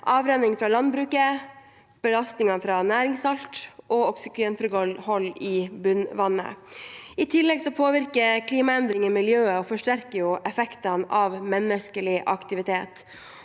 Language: Norwegian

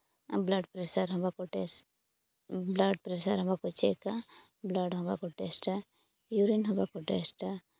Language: Santali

